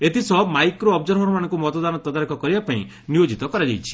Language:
Odia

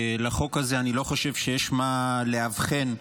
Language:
Hebrew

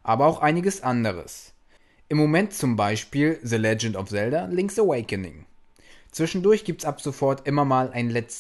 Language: German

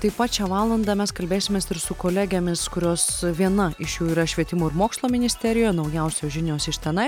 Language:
Lithuanian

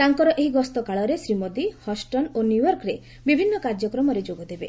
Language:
Odia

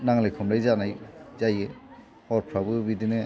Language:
Bodo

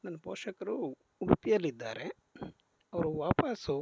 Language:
Kannada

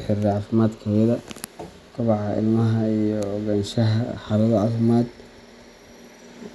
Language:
Somali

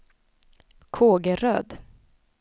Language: Swedish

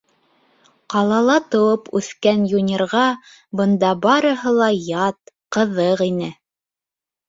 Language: Bashkir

